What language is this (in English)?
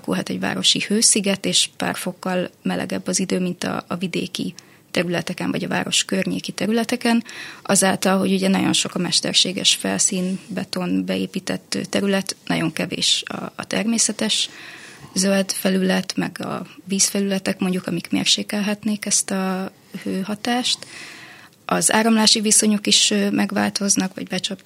Hungarian